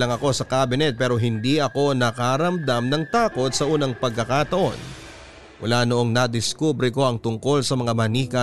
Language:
Filipino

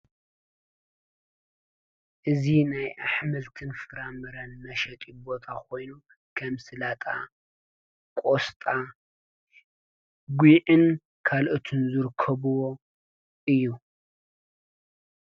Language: Tigrinya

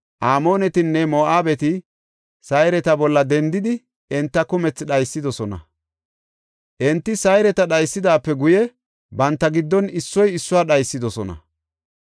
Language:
Gofa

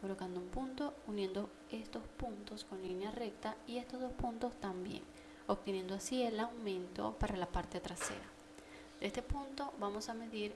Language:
Spanish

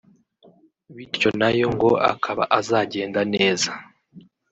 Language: Kinyarwanda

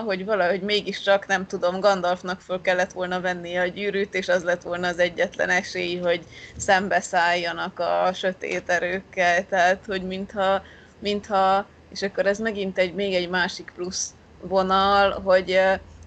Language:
Hungarian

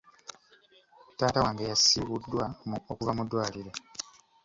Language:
Ganda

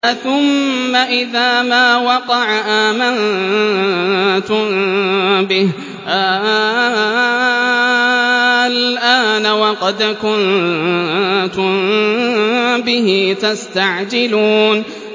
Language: Arabic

